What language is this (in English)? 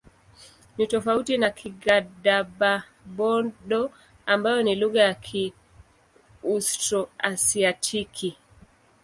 Swahili